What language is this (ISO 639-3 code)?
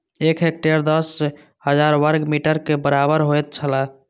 mai